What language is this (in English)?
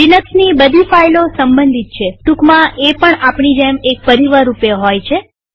Gujarati